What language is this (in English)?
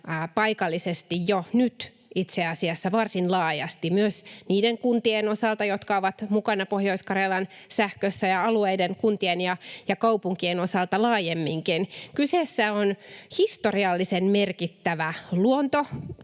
Finnish